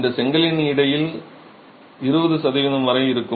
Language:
Tamil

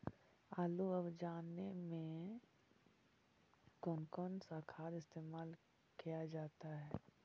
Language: Magahi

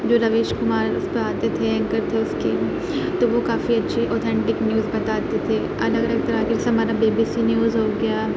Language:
Urdu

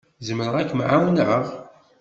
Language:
Kabyle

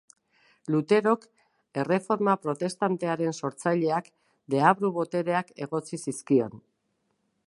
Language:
Basque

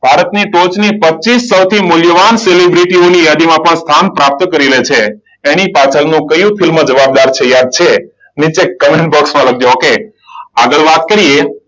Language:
Gujarati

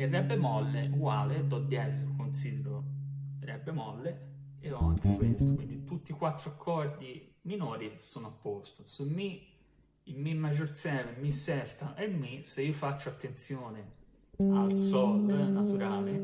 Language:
Italian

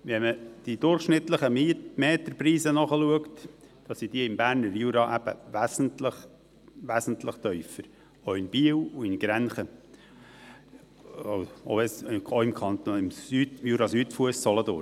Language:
Swiss German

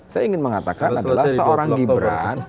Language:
Indonesian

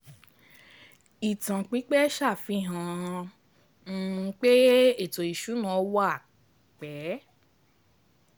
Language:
Yoruba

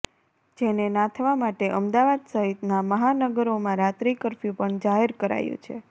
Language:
Gujarati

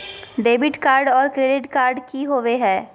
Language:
Magahi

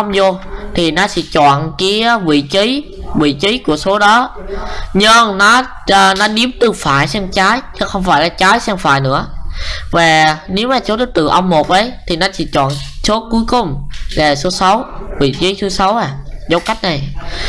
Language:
Vietnamese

